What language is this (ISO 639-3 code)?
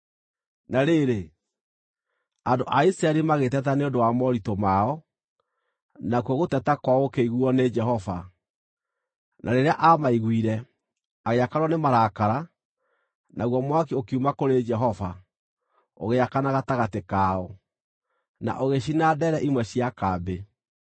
kik